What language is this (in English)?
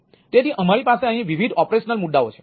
Gujarati